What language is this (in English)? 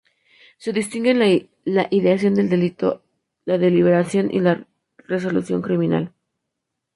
Spanish